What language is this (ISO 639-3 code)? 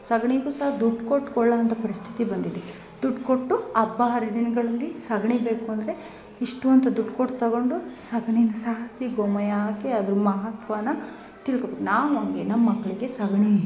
kan